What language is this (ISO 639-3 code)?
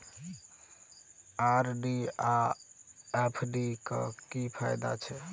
mai